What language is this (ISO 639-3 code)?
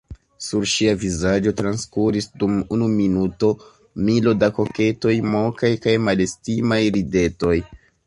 epo